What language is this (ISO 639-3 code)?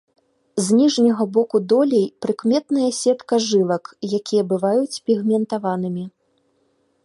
bel